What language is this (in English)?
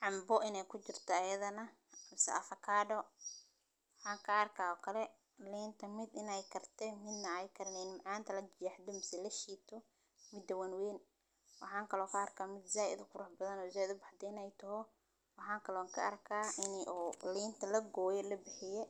Somali